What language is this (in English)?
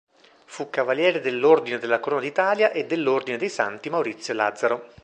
Italian